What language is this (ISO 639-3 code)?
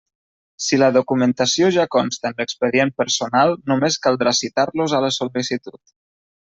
cat